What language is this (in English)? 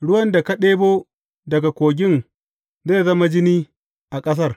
Hausa